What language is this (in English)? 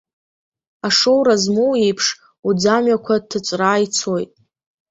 Abkhazian